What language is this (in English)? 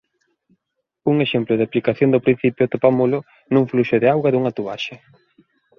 Galician